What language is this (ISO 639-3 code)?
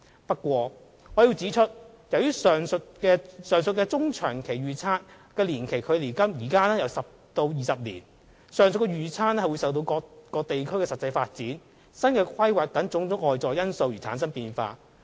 yue